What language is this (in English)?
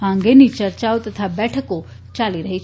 Gujarati